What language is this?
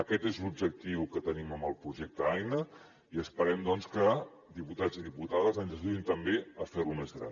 Catalan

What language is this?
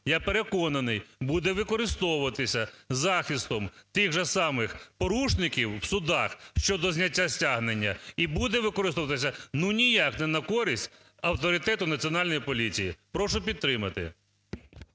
Ukrainian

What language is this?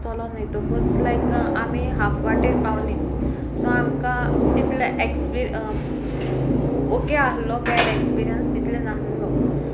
Konkani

